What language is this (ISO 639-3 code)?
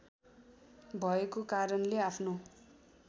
nep